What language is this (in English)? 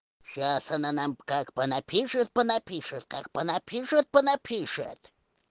Russian